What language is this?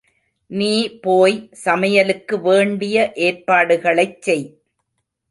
Tamil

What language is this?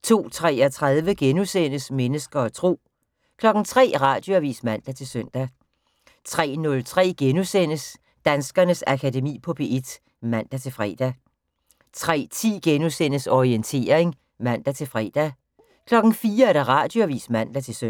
Danish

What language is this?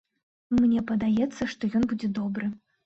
Belarusian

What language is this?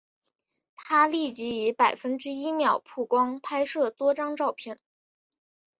Chinese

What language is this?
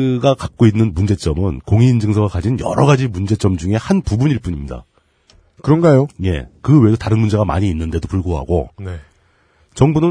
Korean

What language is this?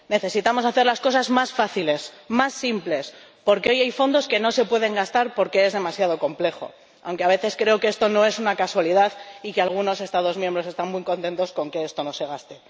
Spanish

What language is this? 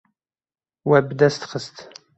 Kurdish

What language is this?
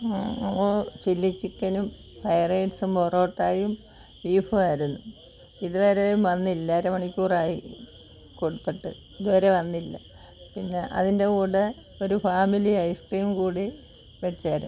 Malayalam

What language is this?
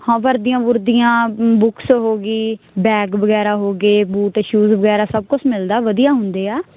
Punjabi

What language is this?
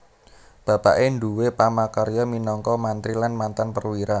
Javanese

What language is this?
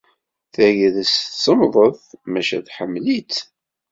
Kabyle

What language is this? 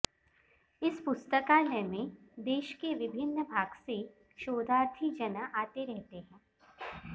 Sanskrit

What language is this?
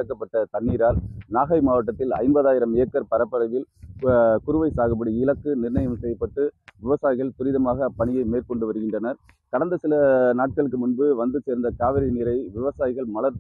Vietnamese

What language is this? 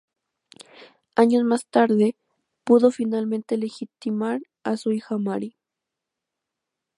Spanish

